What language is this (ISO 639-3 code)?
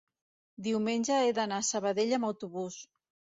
cat